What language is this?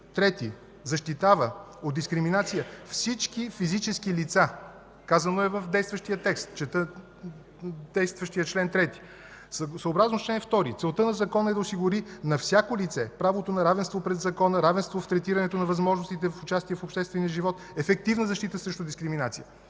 Bulgarian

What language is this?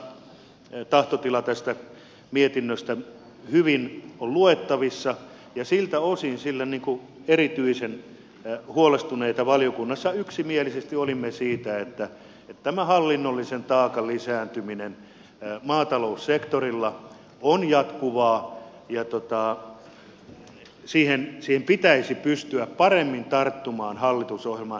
Finnish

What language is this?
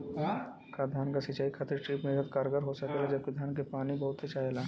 Bhojpuri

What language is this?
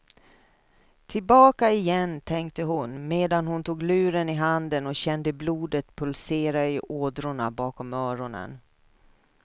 Swedish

